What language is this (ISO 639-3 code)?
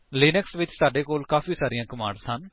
pan